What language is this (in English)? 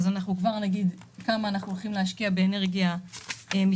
Hebrew